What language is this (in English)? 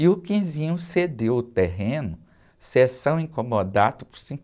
Portuguese